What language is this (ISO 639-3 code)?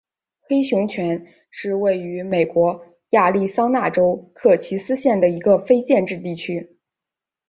zho